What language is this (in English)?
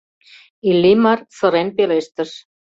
Mari